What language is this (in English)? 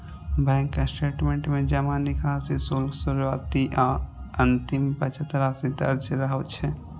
Maithili